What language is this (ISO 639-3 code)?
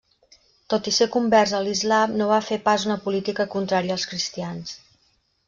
cat